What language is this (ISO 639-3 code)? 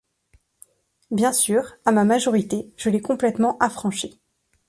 fra